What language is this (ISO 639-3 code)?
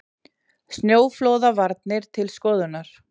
isl